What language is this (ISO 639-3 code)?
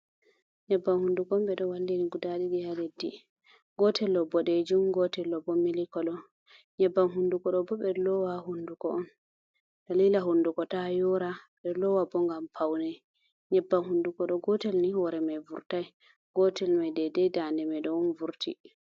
ful